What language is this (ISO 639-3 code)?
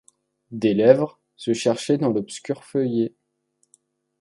fra